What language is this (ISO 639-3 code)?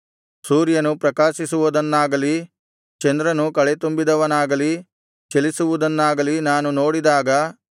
kan